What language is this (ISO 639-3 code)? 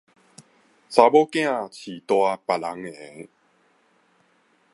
nan